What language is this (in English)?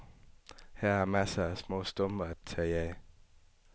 Danish